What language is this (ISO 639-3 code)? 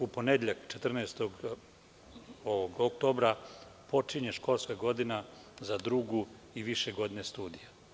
srp